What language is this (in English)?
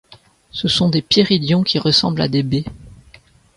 French